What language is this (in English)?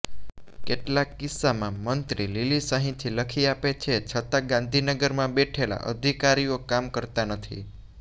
Gujarati